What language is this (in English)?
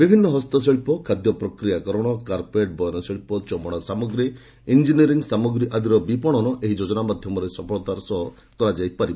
Odia